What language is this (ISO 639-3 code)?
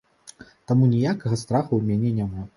bel